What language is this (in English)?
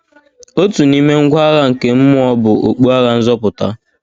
Igbo